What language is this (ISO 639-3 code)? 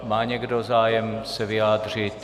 ces